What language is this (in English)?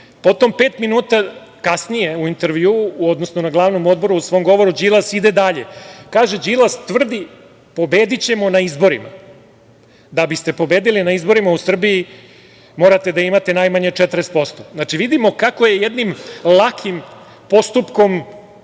Serbian